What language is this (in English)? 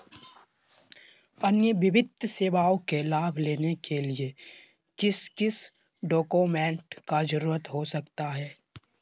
Magahi